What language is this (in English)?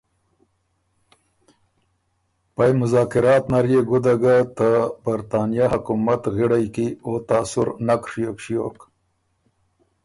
Ormuri